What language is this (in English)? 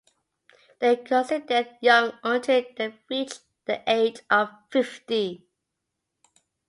English